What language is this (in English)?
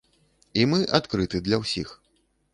Belarusian